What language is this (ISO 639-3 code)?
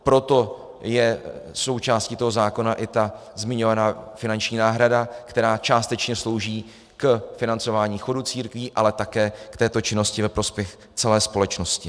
ces